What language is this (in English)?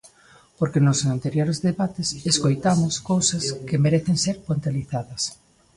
Galician